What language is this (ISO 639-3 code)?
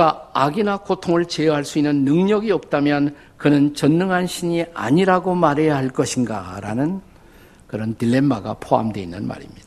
kor